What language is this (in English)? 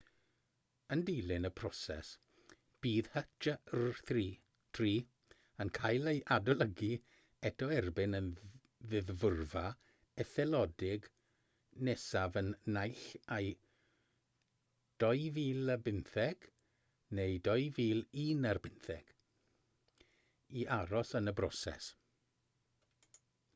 Welsh